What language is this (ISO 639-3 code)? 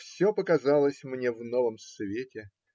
rus